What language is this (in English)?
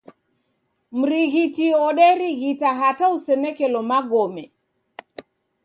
Taita